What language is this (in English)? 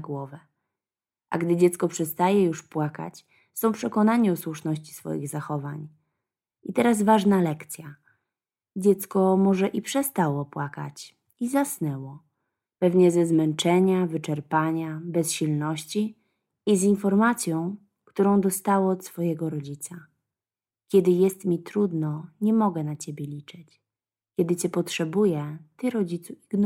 Polish